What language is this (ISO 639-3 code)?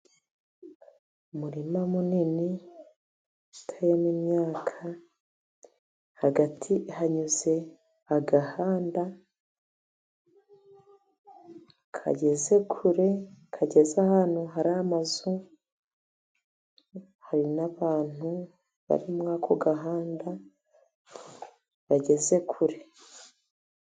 kin